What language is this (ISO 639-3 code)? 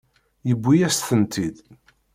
kab